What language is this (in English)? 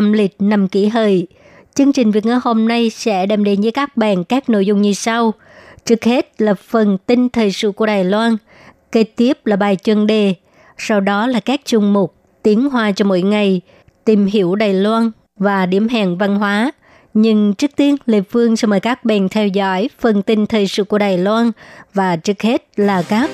Vietnamese